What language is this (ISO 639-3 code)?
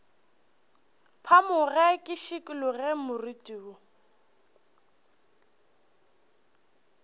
nso